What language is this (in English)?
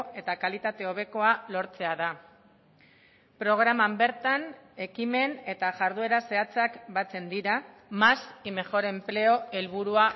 Basque